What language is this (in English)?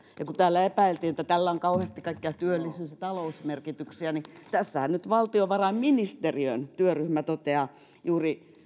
Finnish